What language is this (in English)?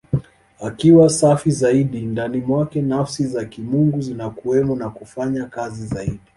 Swahili